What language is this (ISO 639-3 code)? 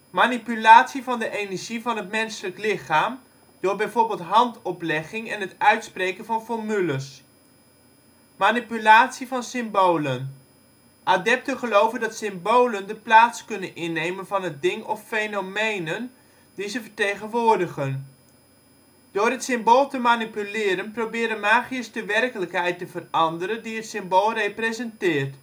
nld